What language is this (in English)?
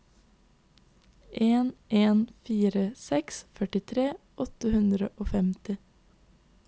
Norwegian